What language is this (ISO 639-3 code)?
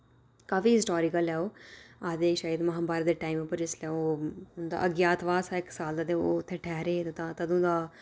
doi